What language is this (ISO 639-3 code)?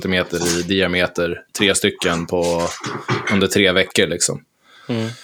swe